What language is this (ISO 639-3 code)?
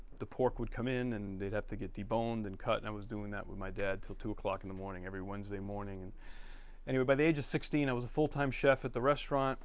eng